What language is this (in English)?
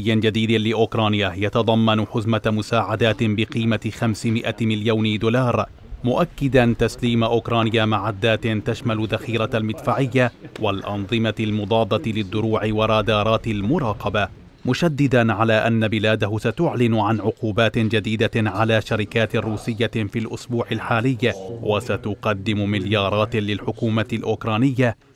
Arabic